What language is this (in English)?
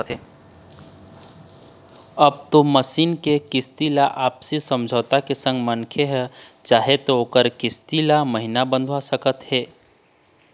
Chhattisgarhi